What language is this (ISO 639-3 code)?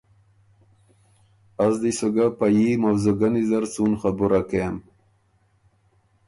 oru